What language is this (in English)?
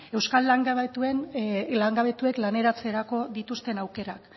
Basque